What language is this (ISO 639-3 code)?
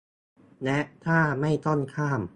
tha